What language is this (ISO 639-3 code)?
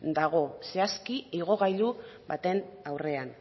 eus